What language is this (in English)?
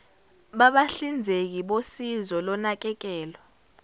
Zulu